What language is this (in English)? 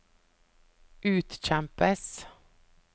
Norwegian